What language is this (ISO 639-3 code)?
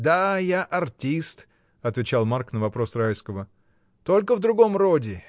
rus